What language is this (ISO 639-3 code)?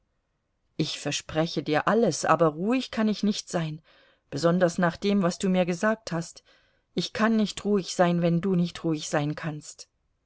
deu